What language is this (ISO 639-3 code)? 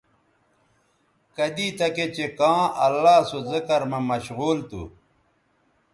btv